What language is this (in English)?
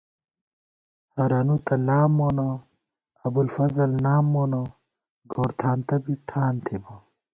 Gawar-Bati